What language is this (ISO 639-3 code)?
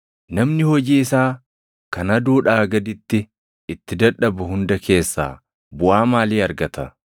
orm